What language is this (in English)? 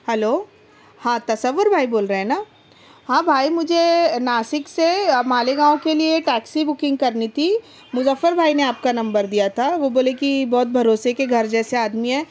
Urdu